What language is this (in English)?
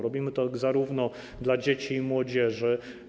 Polish